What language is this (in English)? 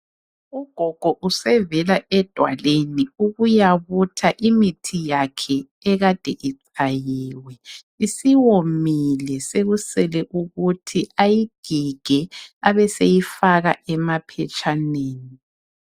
North Ndebele